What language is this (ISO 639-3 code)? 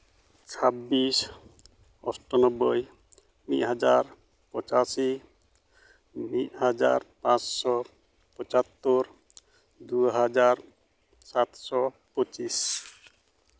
sat